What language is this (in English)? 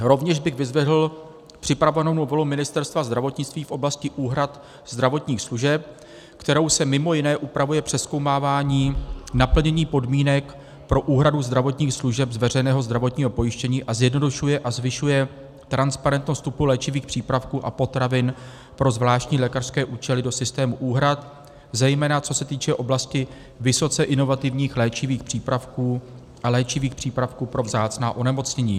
Czech